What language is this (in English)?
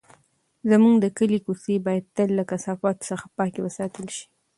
Pashto